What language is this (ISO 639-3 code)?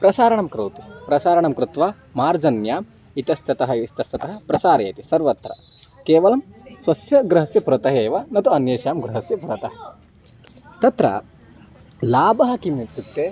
san